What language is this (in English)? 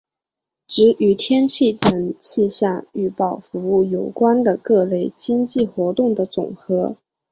Chinese